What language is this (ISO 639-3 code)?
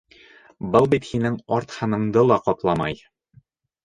bak